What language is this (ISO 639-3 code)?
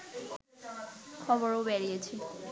ben